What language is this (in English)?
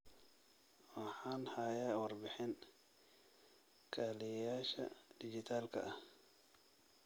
Somali